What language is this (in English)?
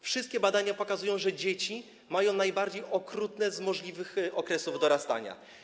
Polish